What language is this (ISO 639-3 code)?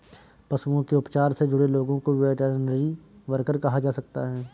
hin